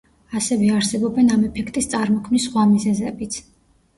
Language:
Georgian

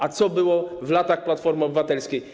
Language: Polish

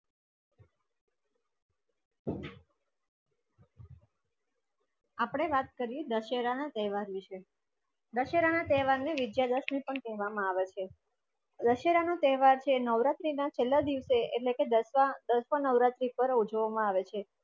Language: Gujarati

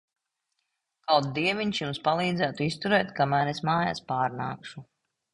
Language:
Latvian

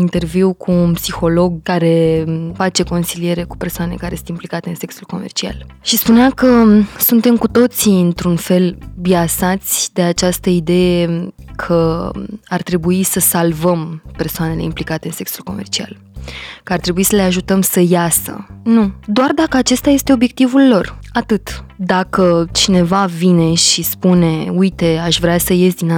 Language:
Romanian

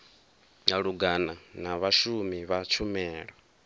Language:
Venda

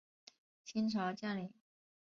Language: Chinese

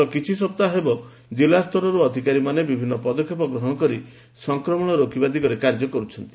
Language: Odia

